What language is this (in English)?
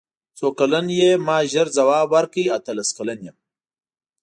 Pashto